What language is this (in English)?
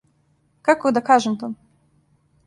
Serbian